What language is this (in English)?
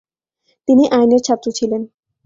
Bangla